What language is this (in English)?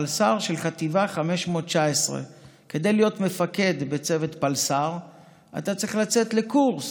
Hebrew